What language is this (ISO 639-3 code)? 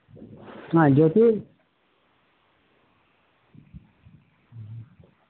ben